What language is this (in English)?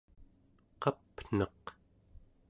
Central Yupik